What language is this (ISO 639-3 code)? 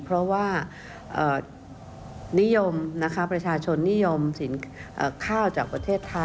tha